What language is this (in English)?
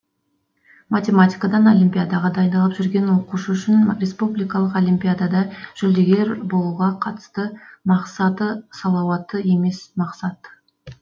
Kazakh